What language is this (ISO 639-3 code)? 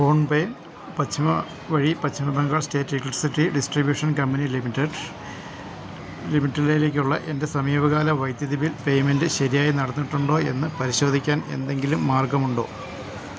mal